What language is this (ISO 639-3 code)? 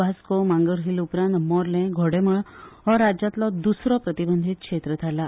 kok